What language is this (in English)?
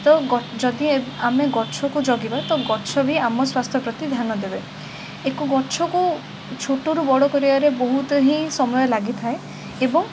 Odia